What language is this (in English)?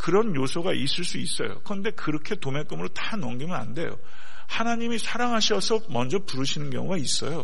Korean